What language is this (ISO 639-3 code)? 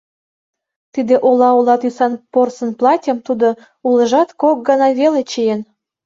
chm